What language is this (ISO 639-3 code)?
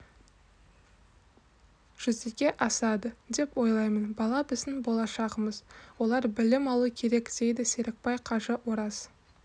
kaz